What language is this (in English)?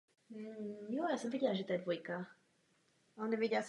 Czech